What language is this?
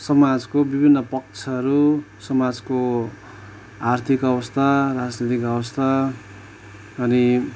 Nepali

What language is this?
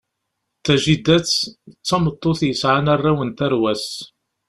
Kabyle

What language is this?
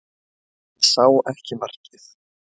Icelandic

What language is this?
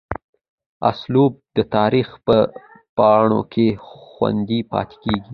Pashto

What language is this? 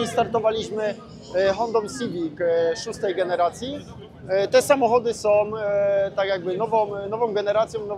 Polish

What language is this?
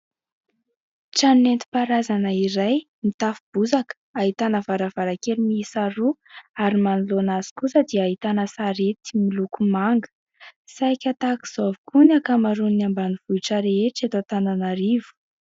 Malagasy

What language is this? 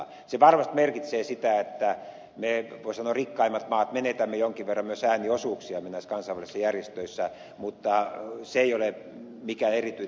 Finnish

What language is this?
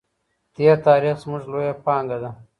Pashto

